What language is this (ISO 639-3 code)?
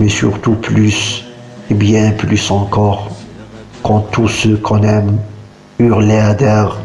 fra